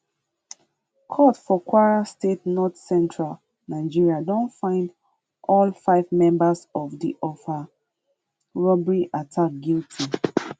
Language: Nigerian Pidgin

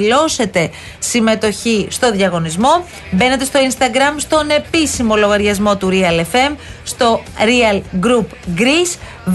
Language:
Greek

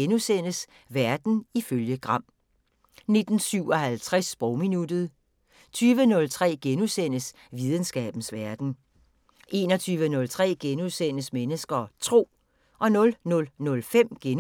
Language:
Danish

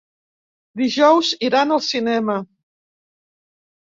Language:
Catalan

